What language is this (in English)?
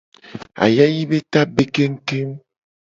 Gen